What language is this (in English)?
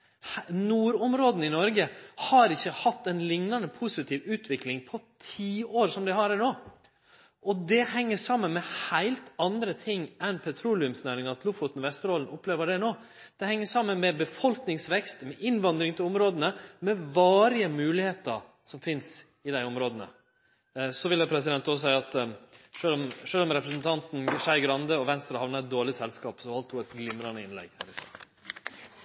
Norwegian